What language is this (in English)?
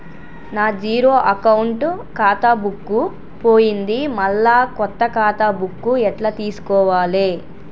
Telugu